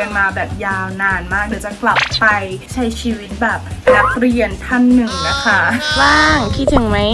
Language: Thai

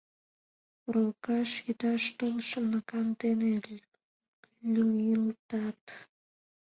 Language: Mari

